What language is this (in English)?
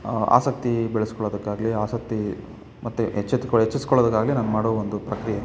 Kannada